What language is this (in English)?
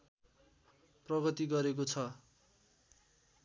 Nepali